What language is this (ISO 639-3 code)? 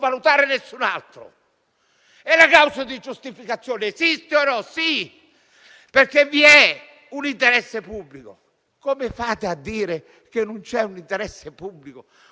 ita